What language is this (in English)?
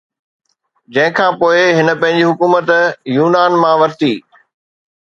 Sindhi